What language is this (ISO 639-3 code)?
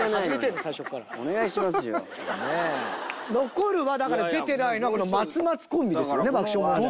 jpn